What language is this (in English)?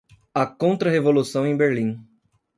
Portuguese